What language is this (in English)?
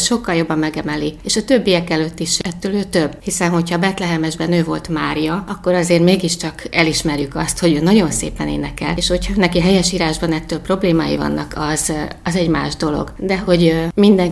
Hungarian